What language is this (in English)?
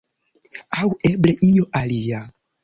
Esperanto